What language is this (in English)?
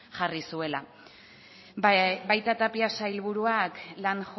Basque